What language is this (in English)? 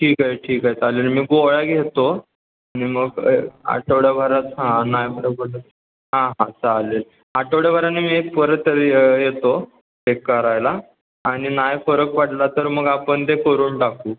Marathi